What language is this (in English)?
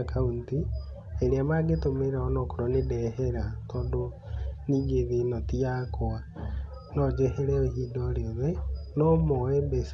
Kikuyu